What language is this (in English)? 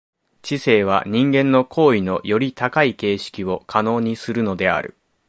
Japanese